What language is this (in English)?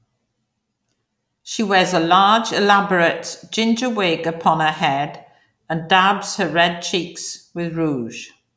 English